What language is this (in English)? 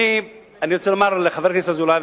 Hebrew